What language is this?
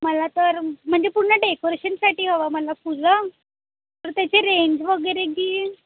Marathi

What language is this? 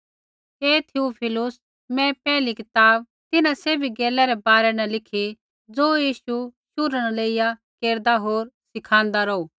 Kullu Pahari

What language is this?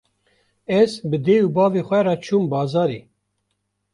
Kurdish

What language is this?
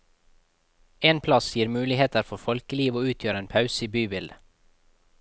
Norwegian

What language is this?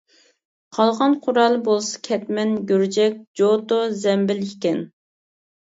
Uyghur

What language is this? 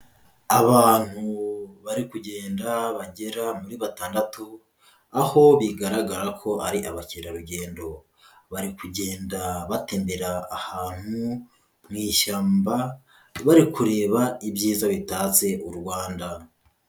Kinyarwanda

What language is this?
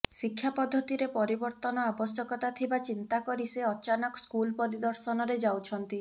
Odia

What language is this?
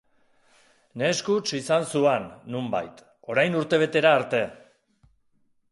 Basque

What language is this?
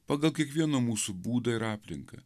Lithuanian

